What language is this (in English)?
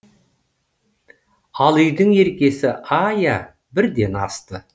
Kazakh